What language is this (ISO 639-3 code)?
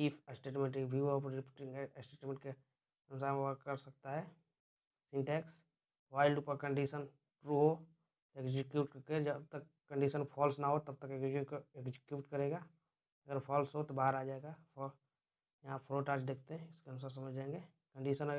hin